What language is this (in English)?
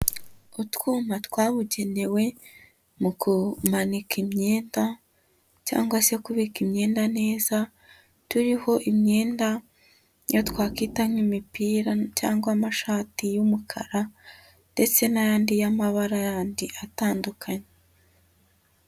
Kinyarwanda